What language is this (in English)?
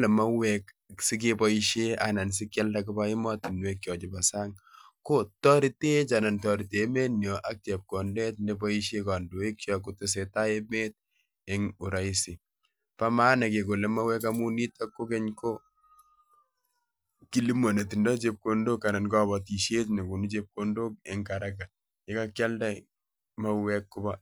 Kalenjin